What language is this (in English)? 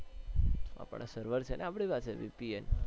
Gujarati